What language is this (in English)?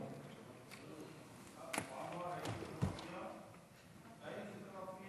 Hebrew